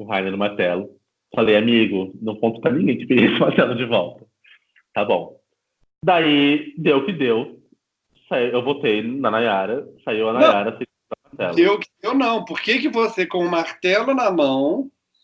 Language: Portuguese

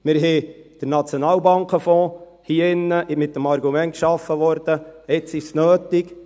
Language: Swiss German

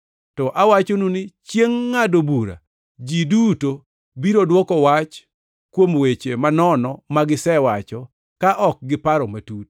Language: Luo (Kenya and Tanzania)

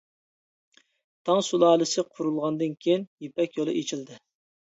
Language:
Uyghur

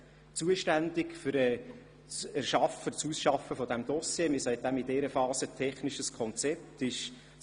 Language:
Swiss German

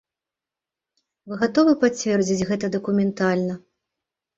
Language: Belarusian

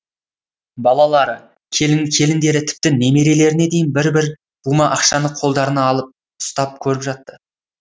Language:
Kazakh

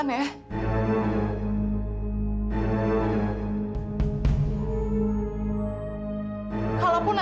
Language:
Indonesian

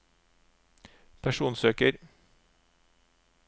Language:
Norwegian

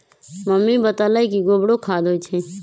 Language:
Magahi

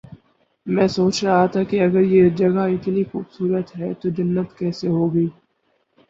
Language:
Urdu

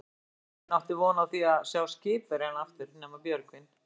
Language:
Icelandic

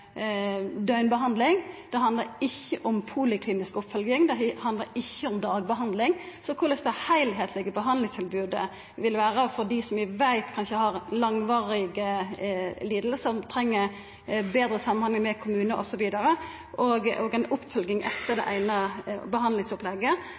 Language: Norwegian Nynorsk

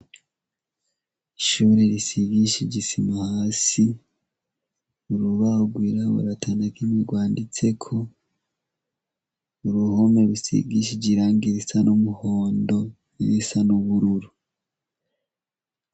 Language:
Rundi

